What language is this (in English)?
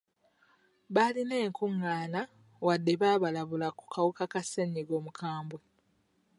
Ganda